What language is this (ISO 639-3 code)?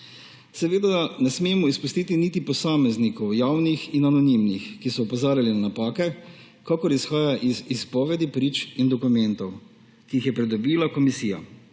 slv